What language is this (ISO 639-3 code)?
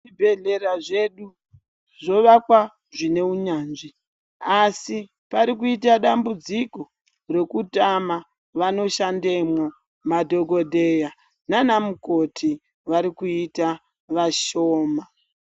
ndc